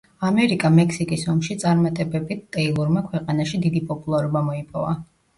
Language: Georgian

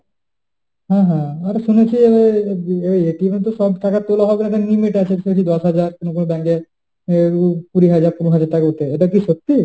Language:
Bangla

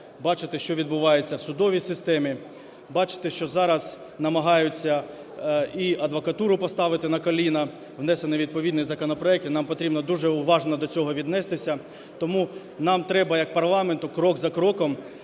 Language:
Ukrainian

